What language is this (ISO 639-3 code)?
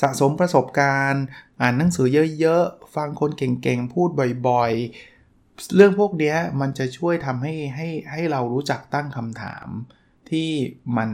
tha